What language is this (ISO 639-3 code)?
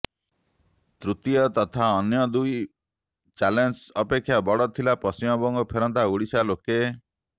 ori